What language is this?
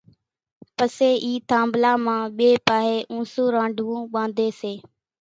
Kachi Koli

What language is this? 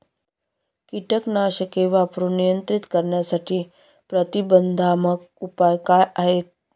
Marathi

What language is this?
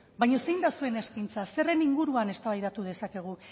Basque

